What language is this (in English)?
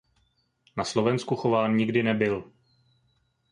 Czech